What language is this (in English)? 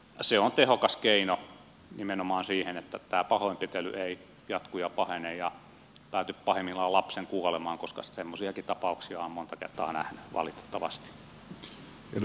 Finnish